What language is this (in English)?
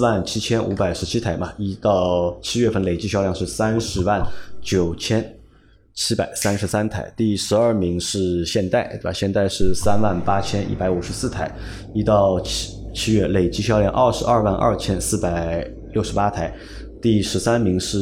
Chinese